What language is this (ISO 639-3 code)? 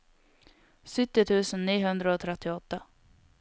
nor